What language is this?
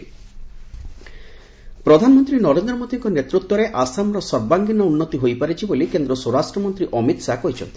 Odia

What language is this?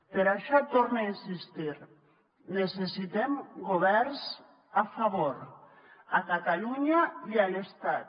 Catalan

